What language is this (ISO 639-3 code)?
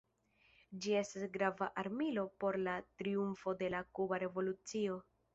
epo